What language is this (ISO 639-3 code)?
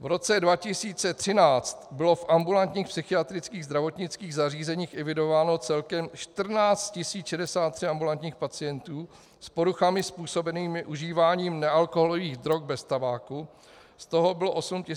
ces